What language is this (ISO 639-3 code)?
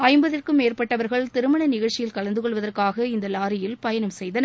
tam